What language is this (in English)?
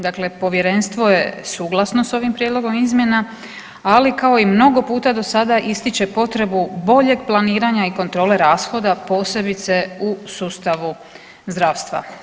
Croatian